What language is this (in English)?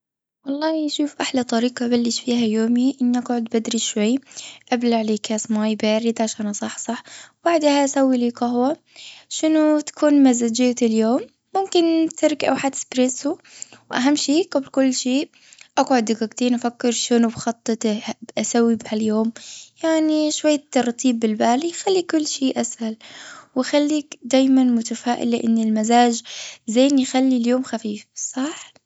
Gulf Arabic